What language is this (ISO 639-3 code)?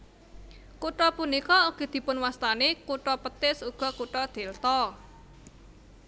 jav